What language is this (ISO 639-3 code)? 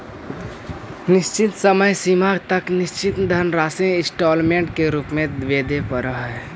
mag